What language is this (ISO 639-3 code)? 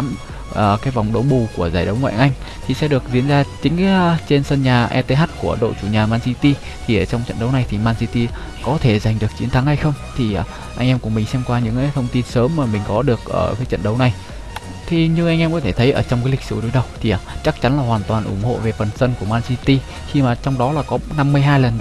vie